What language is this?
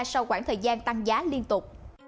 Vietnamese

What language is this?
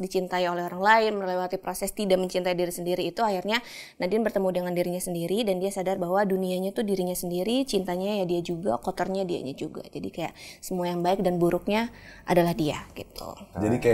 Indonesian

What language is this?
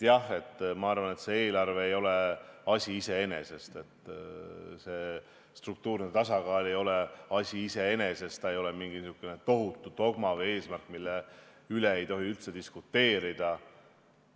Estonian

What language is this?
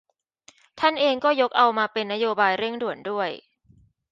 Thai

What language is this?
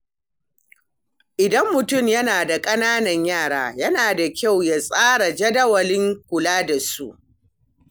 Hausa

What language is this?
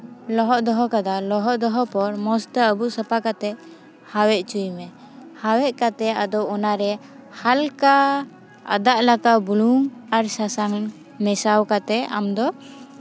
Santali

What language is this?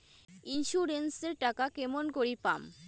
Bangla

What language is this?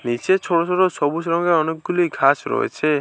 Bangla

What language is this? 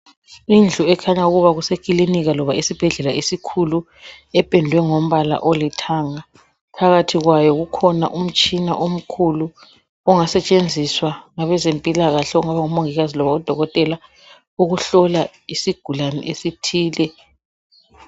North Ndebele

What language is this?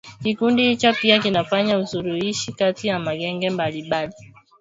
Swahili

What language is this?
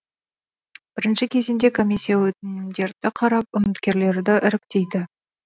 Kazakh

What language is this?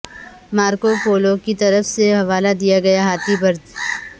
Urdu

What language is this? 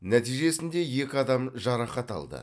Kazakh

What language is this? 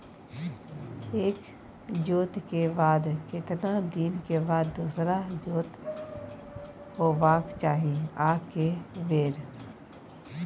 Maithili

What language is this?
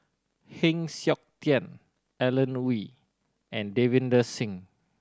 English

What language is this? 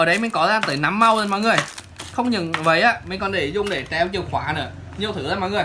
Vietnamese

